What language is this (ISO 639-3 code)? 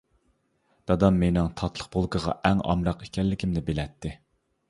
uig